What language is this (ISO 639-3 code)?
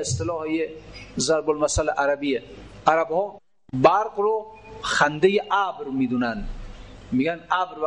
fas